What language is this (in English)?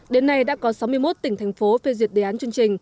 Vietnamese